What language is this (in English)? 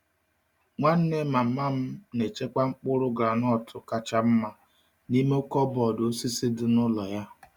Igbo